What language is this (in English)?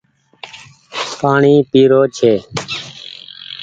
Goaria